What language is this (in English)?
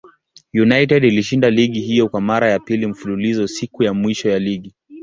Swahili